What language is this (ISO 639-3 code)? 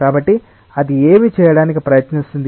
tel